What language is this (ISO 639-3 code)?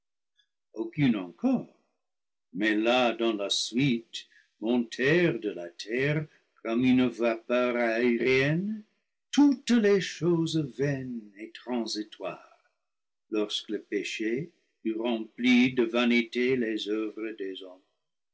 fra